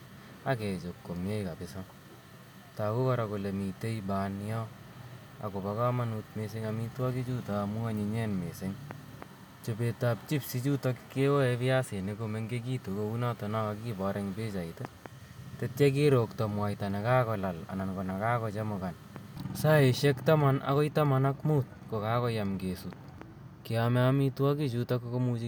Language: Kalenjin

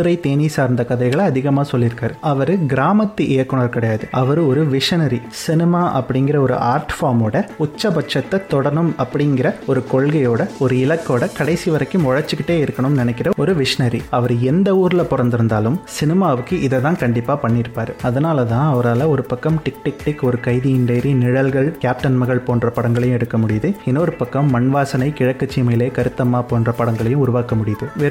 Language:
Tamil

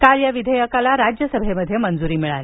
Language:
Marathi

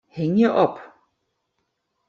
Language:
Western Frisian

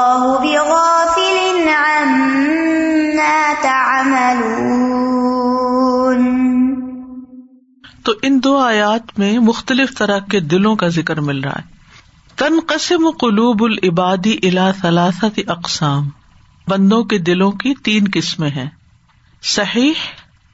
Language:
Urdu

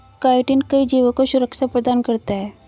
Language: Hindi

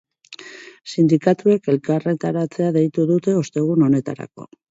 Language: Basque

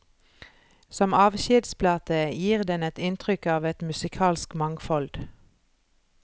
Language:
Norwegian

